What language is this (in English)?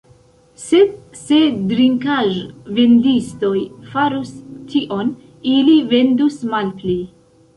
Esperanto